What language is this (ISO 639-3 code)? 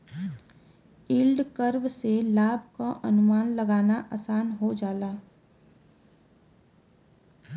bho